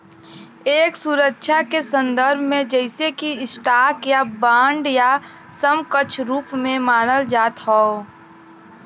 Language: Bhojpuri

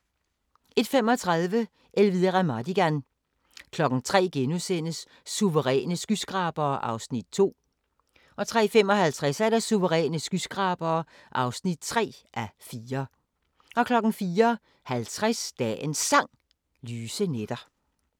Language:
Danish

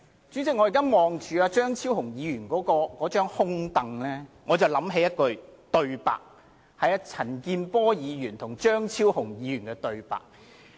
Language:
Cantonese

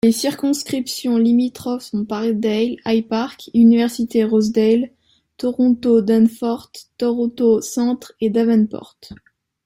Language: French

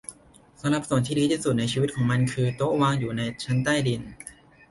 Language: Thai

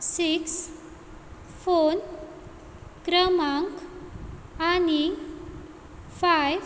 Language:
Konkani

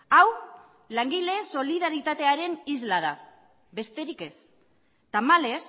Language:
Basque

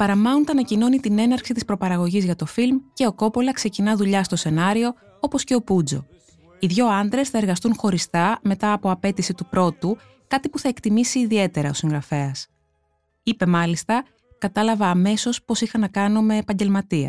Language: Greek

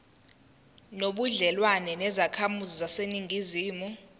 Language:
Zulu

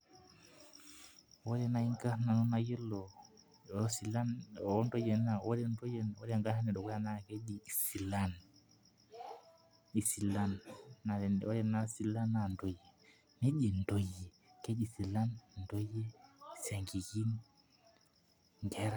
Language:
Masai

